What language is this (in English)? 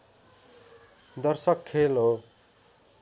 Nepali